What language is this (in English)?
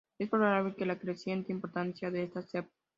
Spanish